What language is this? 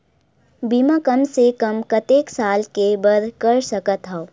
Chhattisgarhi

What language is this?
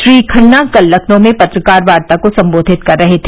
Hindi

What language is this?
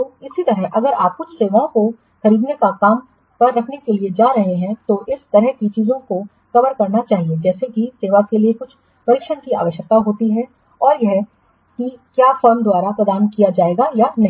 Hindi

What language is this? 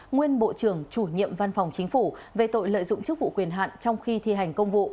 Vietnamese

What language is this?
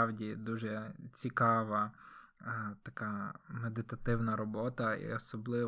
Ukrainian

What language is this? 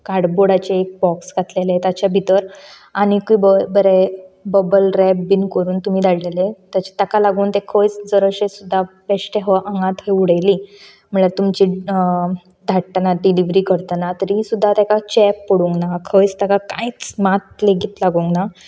Konkani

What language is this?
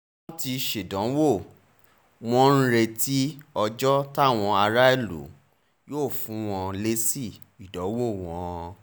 Yoruba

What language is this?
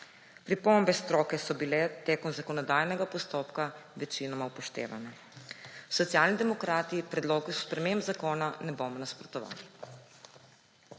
Slovenian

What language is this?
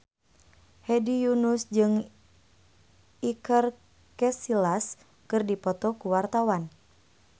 Sundanese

